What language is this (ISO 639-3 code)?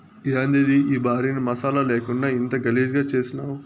tel